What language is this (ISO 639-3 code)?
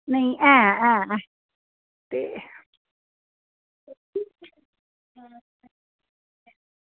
doi